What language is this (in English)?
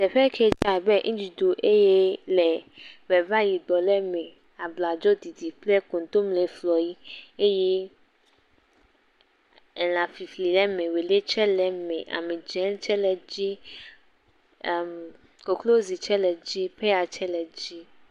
Ewe